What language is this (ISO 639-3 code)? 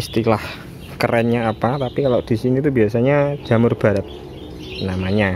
ind